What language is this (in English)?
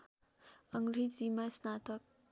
Nepali